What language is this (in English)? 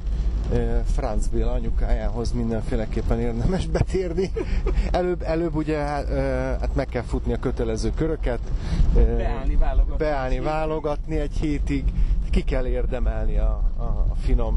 Hungarian